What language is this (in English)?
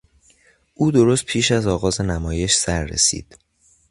Persian